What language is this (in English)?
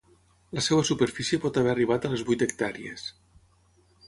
Catalan